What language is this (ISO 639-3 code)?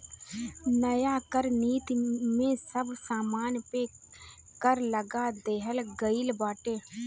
bho